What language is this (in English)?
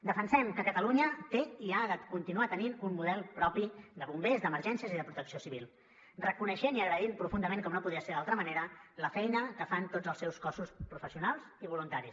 Catalan